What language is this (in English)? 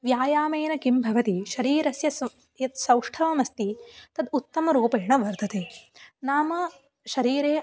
Sanskrit